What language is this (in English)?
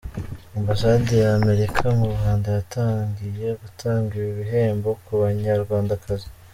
Kinyarwanda